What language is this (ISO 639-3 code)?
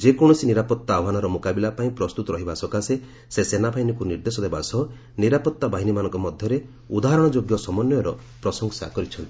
ori